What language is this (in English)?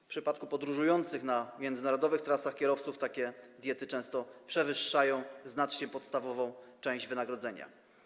Polish